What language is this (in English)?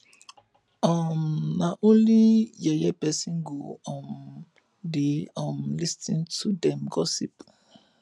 Nigerian Pidgin